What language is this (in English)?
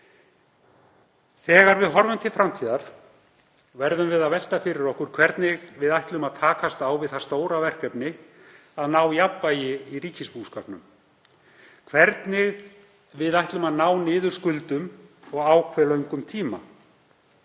Icelandic